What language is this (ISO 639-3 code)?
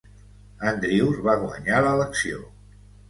cat